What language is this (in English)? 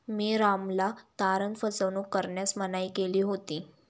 Marathi